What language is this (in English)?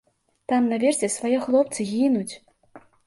Belarusian